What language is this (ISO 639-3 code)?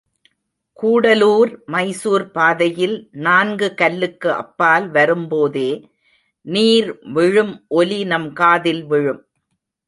tam